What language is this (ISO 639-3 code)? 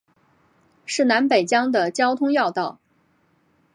zho